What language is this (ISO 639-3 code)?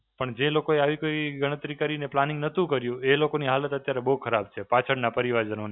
guj